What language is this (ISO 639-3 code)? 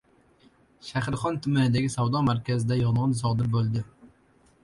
uzb